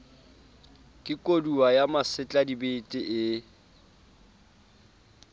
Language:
Southern Sotho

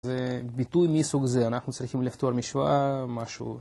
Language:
Hebrew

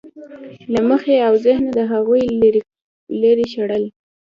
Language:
Pashto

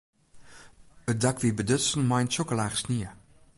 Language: Western Frisian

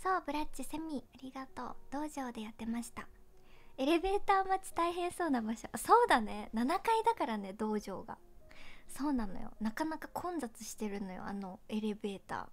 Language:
Japanese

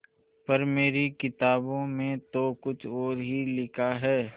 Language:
Hindi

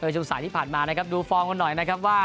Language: Thai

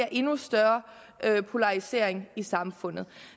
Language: Danish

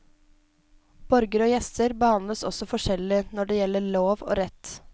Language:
Norwegian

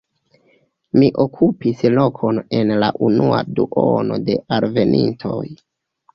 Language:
Esperanto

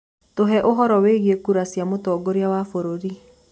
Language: Kikuyu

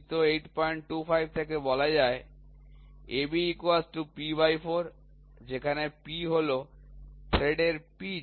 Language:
Bangla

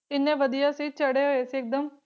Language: Punjabi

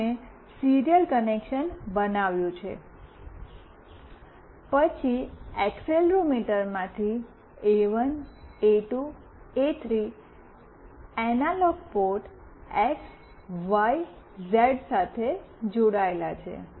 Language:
Gujarati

